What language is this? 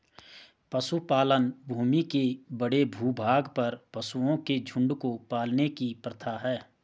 Hindi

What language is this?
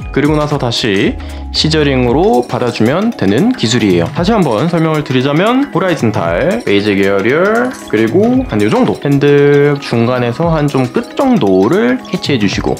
Korean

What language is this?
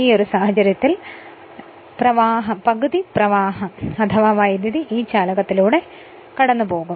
Malayalam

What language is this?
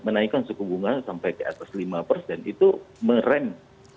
Indonesian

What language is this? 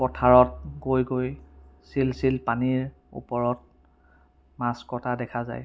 Assamese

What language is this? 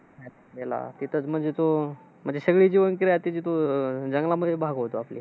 Marathi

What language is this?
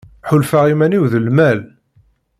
Kabyle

